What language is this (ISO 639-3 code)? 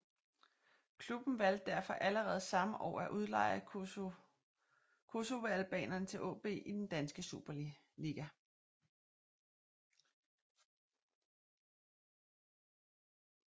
dan